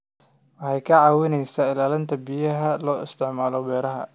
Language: Somali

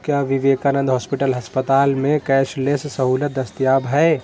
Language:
Urdu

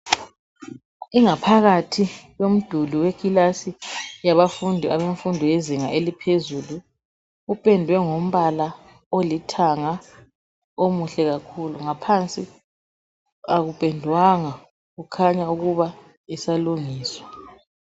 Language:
North Ndebele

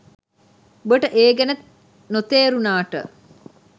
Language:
Sinhala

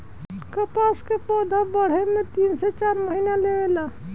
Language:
Bhojpuri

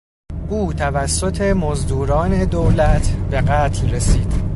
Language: Persian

